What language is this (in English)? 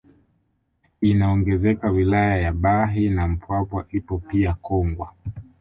Swahili